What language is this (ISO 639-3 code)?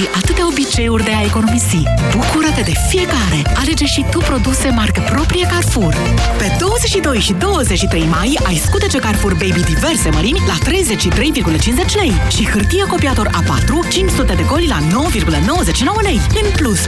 ron